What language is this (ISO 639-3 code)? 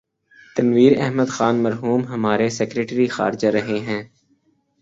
urd